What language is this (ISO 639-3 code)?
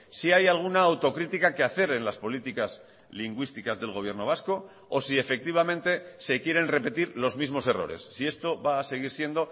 spa